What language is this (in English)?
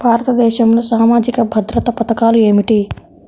Telugu